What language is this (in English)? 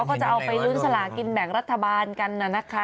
Thai